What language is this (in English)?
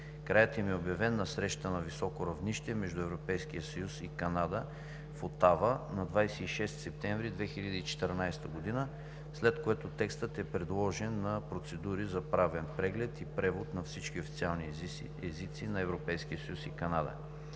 Bulgarian